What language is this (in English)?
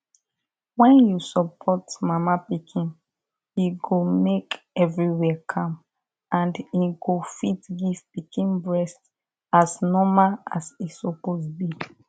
Nigerian Pidgin